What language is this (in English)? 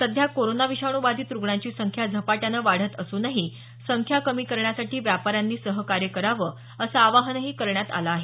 Marathi